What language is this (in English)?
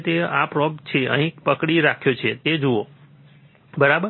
Gujarati